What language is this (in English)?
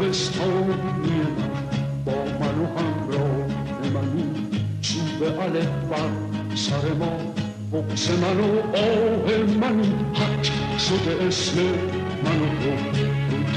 Persian